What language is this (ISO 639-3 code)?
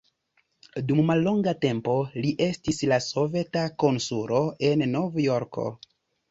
epo